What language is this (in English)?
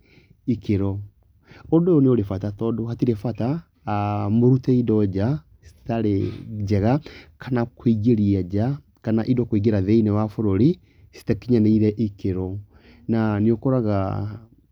Kikuyu